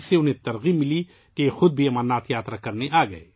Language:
Urdu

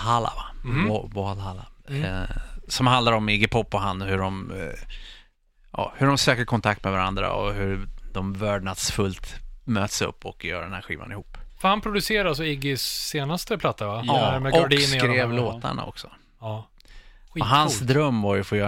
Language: Swedish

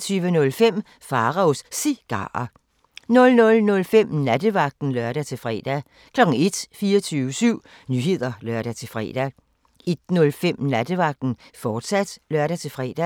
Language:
Danish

